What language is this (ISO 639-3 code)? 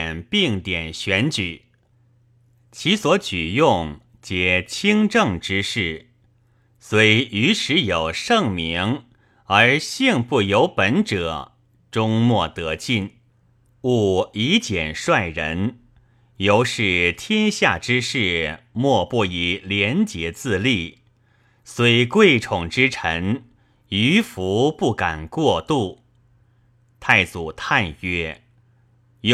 zho